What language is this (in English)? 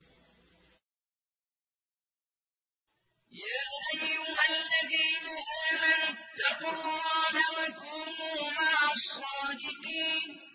Arabic